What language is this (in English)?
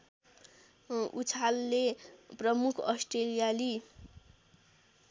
Nepali